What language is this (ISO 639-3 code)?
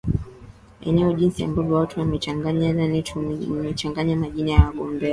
swa